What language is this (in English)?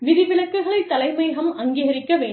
Tamil